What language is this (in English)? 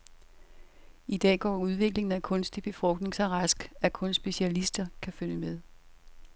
Danish